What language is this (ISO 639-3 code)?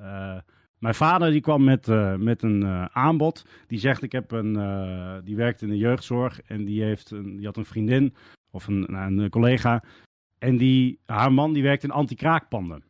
nld